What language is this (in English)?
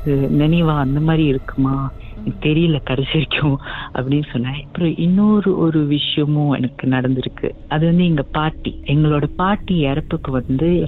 Tamil